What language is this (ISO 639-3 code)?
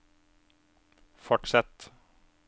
nor